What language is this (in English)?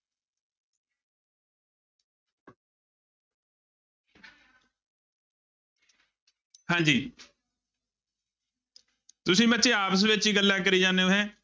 Punjabi